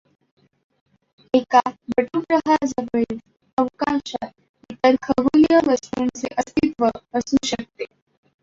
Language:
Marathi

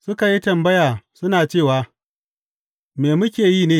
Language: Hausa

